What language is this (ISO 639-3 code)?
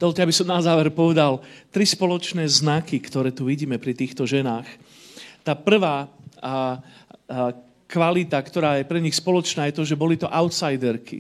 slk